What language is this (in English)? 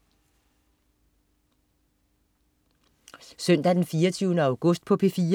Danish